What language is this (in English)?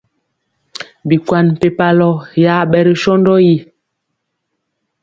Mpiemo